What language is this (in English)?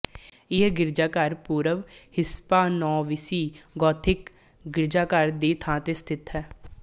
Punjabi